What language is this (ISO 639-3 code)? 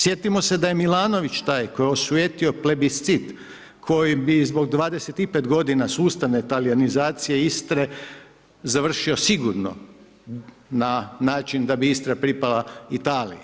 hrv